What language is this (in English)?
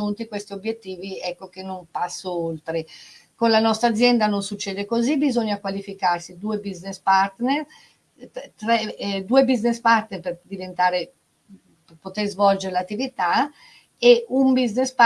Italian